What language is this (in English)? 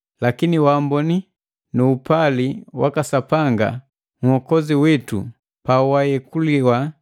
Matengo